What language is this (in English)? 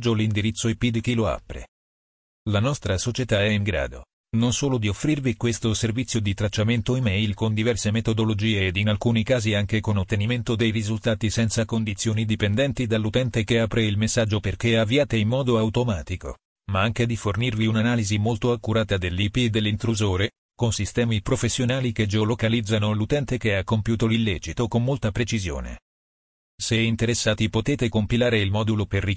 Italian